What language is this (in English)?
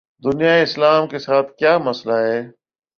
Urdu